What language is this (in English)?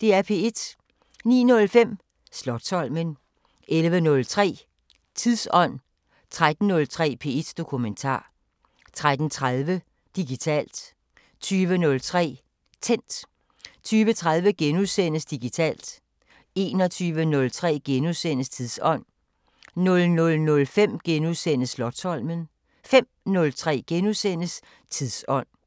Danish